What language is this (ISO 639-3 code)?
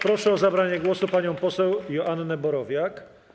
pol